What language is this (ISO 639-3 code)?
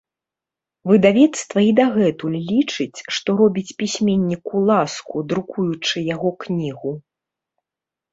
bel